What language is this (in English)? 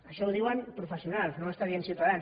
Catalan